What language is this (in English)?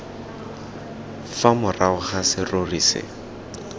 Tswana